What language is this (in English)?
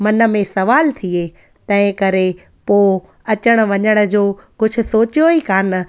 Sindhi